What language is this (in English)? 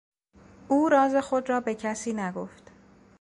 Persian